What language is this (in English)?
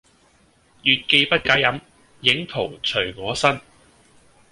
Cantonese